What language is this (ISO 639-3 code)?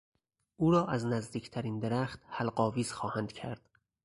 fas